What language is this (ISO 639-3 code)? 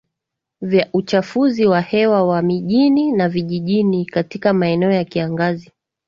swa